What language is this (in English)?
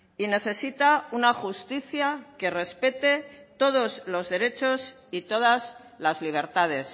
Spanish